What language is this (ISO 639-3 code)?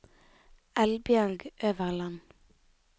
nor